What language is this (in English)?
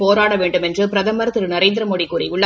Tamil